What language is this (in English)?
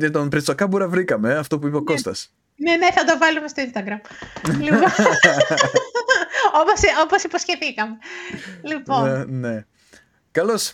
Greek